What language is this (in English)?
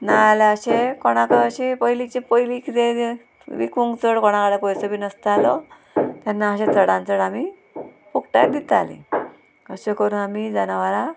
Konkani